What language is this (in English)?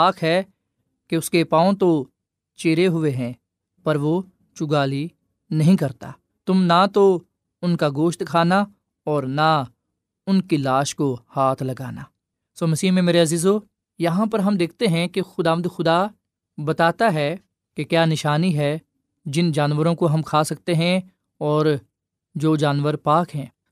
Urdu